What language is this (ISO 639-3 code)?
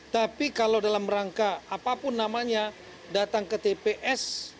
ind